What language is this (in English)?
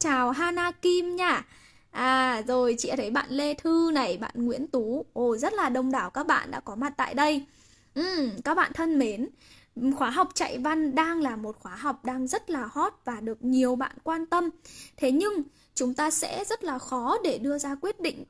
Vietnamese